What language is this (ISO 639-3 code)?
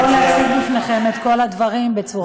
heb